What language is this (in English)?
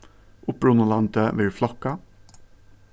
Faroese